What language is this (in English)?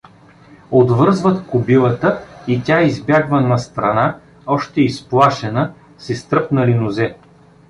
Bulgarian